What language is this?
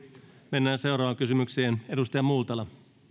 Finnish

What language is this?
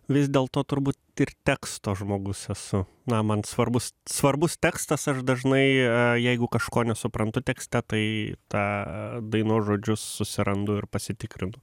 Lithuanian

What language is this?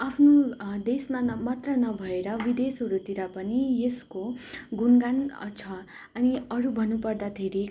Nepali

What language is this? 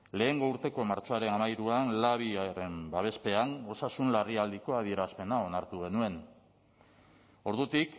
Basque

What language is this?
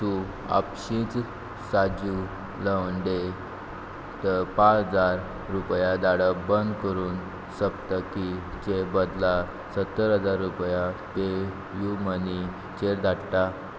Konkani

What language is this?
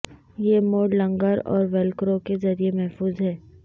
Urdu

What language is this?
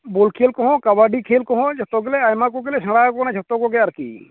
Santali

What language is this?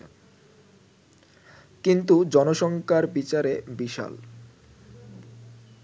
Bangla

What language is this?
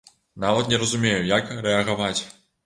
Belarusian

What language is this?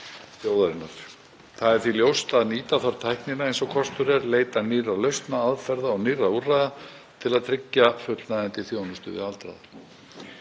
Icelandic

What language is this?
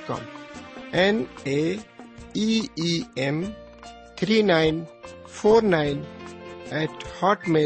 Urdu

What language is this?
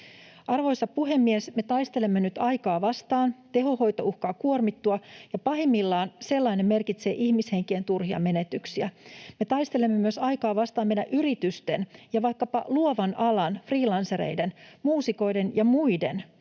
Finnish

